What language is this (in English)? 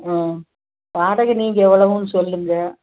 Tamil